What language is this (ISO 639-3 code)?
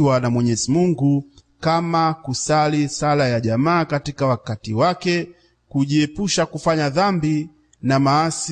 swa